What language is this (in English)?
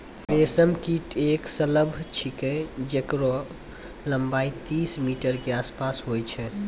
Maithili